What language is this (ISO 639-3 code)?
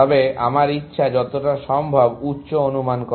ben